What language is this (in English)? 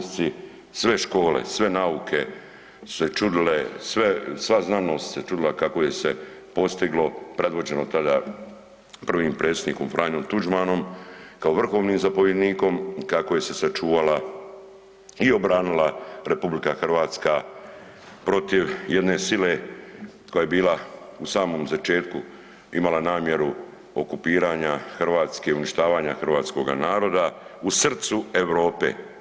Croatian